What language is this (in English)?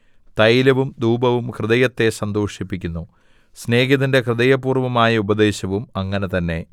Malayalam